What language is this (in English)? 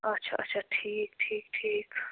Kashmiri